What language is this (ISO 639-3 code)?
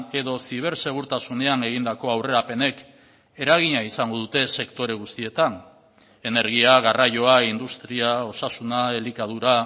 eus